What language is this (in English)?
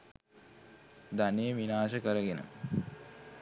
Sinhala